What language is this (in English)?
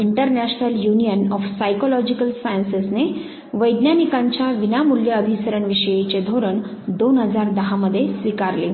Marathi